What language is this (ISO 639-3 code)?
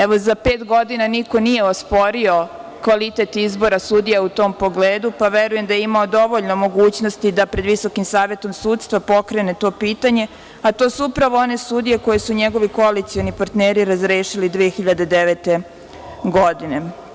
srp